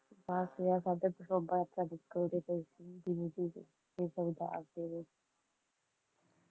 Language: Punjabi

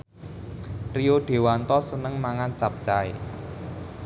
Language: Javanese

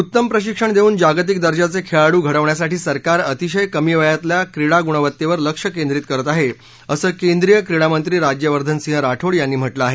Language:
Marathi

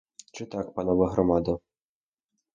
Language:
Ukrainian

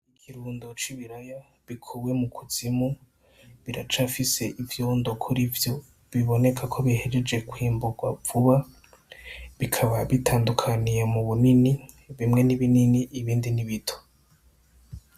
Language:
Rundi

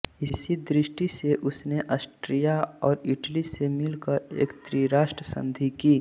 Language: Hindi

